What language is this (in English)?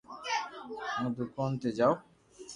Loarki